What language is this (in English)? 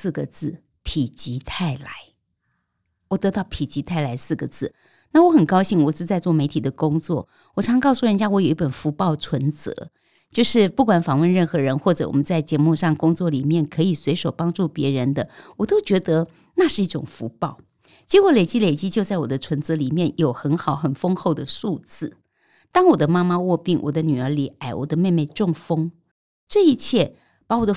Chinese